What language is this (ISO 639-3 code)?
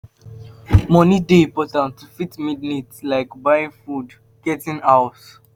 pcm